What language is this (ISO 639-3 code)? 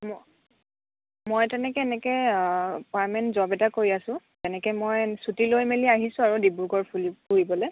asm